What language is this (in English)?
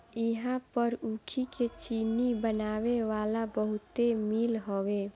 Bhojpuri